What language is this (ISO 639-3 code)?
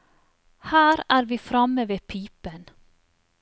nor